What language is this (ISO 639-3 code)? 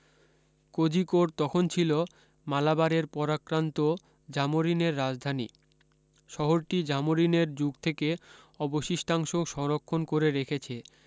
ben